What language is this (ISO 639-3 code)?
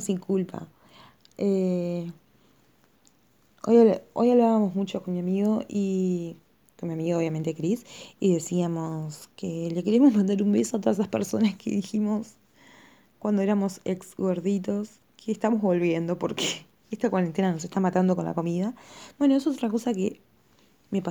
spa